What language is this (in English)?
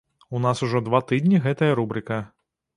Belarusian